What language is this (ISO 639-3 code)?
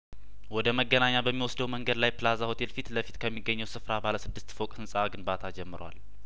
amh